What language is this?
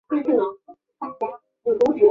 Chinese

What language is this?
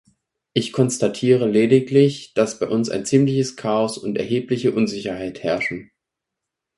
German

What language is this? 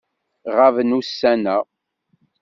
Kabyle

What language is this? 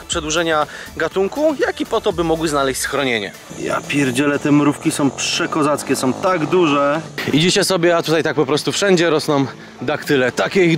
Polish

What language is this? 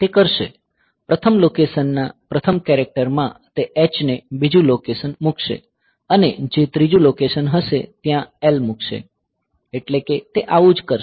Gujarati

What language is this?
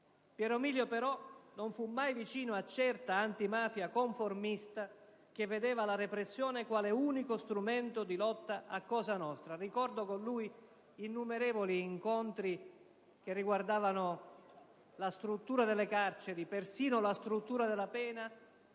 Italian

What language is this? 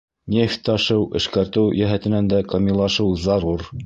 Bashkir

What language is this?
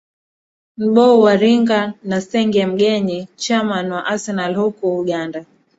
Swahili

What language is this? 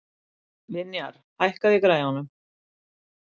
Icelandic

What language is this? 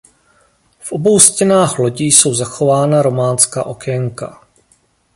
Czech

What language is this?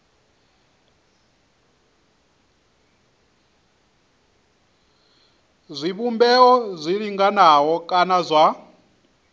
Venda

